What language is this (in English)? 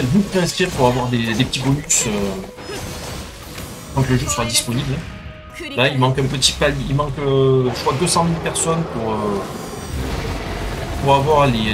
French